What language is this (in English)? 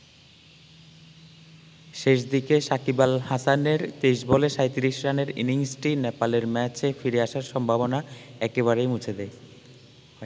Bangla